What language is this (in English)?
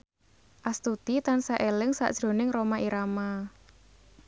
Javanese